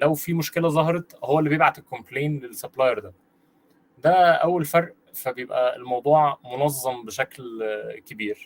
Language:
Arabic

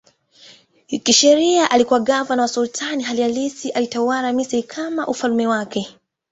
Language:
Swahili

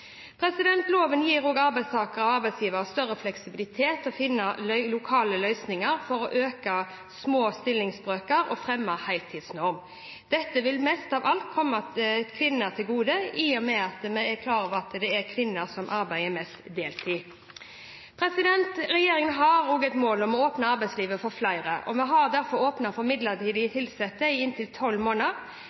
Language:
Norwegian Bokmål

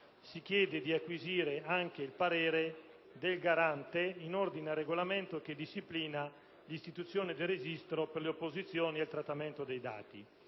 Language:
Italian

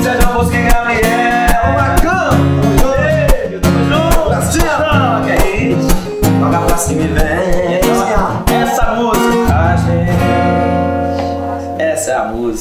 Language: Portuguese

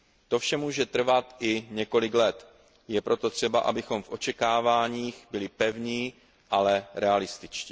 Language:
Czech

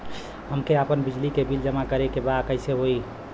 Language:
Bhojpuri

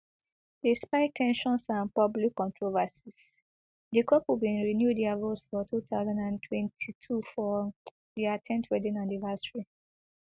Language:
Nigerian Pidgin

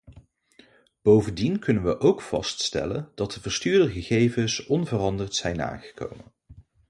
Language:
Dutch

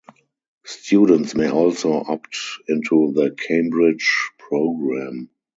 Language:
English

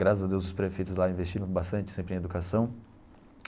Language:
Portuguese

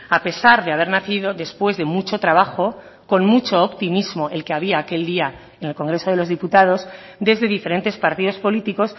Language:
Spanish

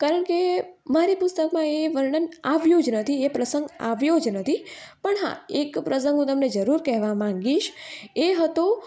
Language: Gujarati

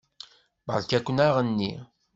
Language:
Kabyle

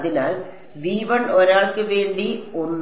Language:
Malayalam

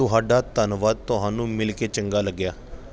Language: Punjabi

